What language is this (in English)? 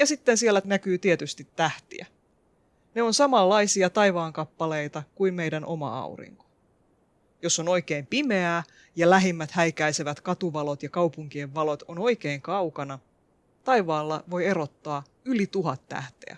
Finnish